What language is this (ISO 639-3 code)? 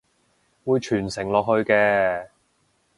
yue